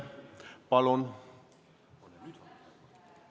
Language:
Estonian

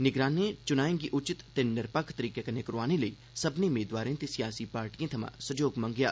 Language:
Dogri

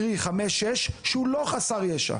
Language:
Hebrew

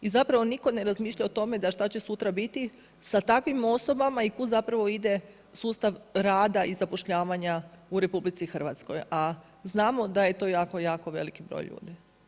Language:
Croatian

